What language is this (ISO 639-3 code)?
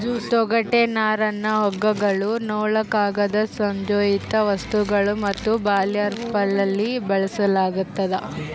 kan